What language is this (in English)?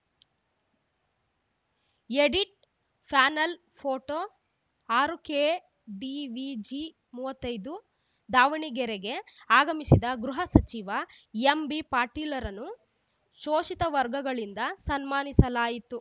Kannada